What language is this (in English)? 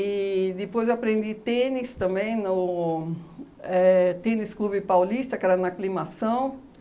Portuguese